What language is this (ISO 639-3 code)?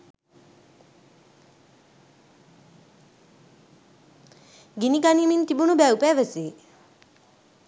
sin